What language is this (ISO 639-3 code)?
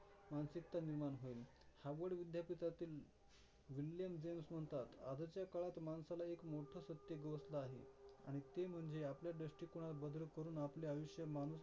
mar